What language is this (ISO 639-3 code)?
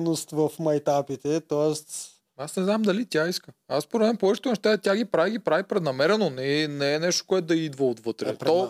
bul